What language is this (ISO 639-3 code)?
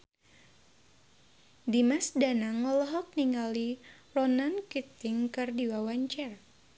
sun